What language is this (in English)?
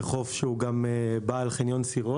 Hebrew